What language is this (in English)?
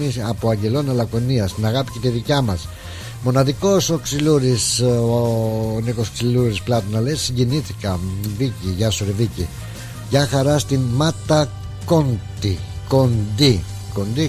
Greek